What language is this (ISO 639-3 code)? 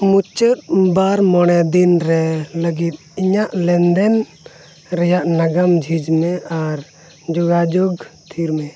sat